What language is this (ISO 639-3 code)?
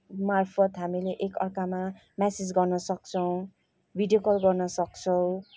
nep